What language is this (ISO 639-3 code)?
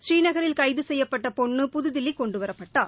tam